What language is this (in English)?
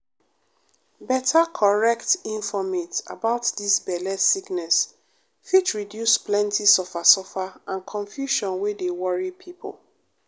Nigerian Pidgin